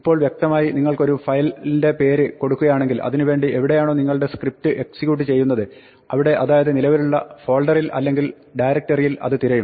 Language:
Malayalam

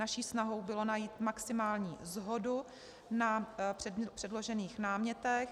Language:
Czech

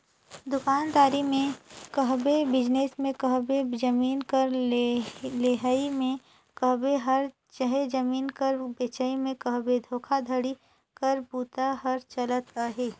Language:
Chhattisgarhi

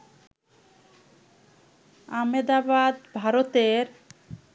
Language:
Bangla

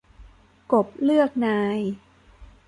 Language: Thai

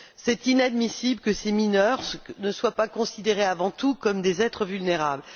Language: French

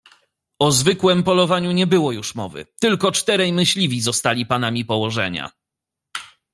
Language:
Polish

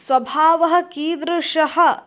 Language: Sanskrit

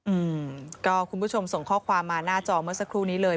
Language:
Thai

